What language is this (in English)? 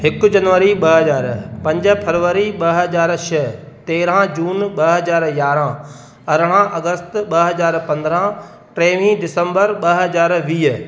Sindhi